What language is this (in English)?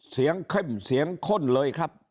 Thai